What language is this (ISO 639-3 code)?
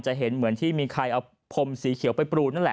tha